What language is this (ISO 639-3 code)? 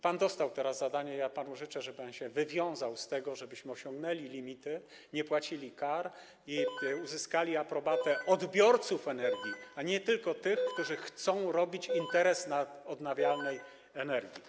pol